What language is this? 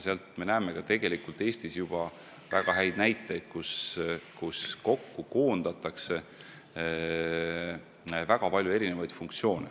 Estonian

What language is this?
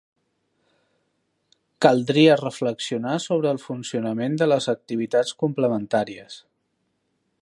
Catalan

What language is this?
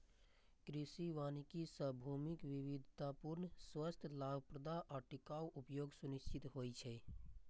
Maithili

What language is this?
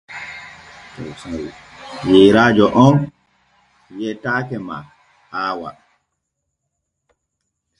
Borgu Fulfulde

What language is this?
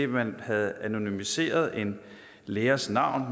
Danish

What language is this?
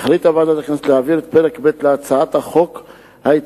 Hebrew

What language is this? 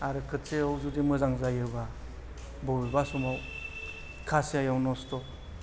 Bodo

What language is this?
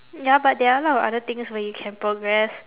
English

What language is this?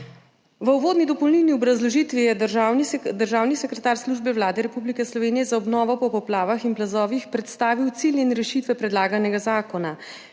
Slovenian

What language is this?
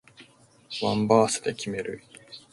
Japanese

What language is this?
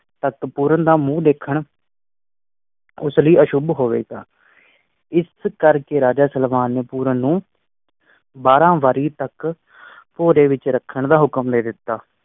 Punjabi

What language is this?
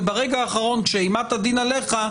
Hebrew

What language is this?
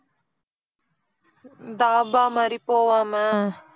Tamil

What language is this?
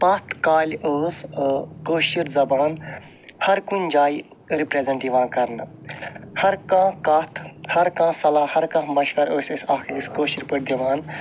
Kashmiri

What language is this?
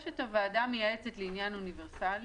Hebrew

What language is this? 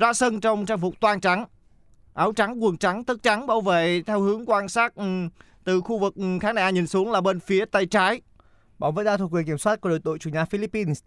Vietnamese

